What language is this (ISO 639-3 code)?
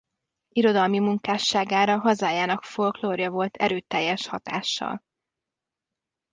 hun